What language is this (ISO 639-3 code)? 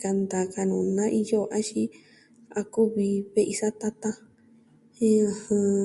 meh